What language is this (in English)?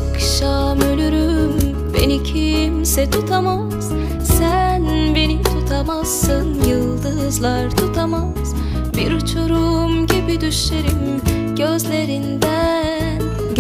Turkish